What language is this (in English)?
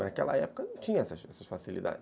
Portuguese